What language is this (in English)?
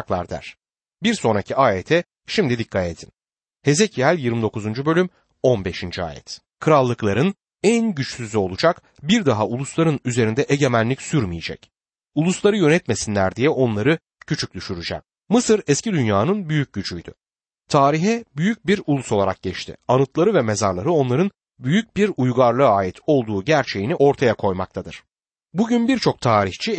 Turkish